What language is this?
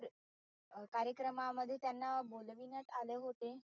Marathi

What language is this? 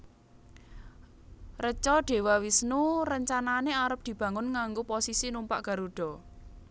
Javanese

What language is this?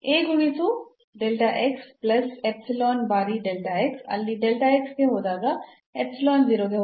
Kannada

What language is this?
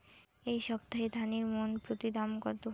Bangla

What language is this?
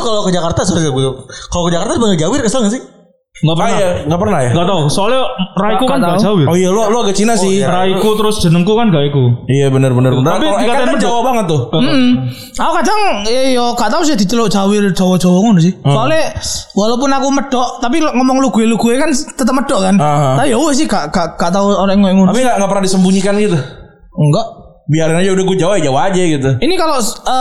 Indonesian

